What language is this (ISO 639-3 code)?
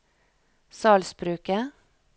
nor